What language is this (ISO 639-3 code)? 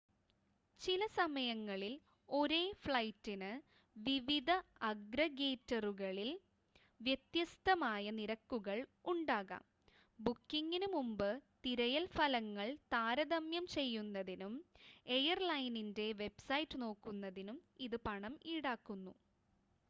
mal